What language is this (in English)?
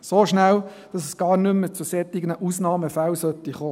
Swiss German